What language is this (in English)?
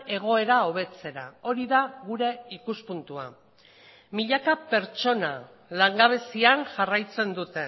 Basque